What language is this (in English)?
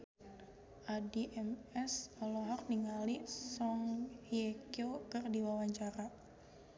Sundanese